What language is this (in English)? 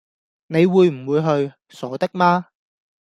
Cantonese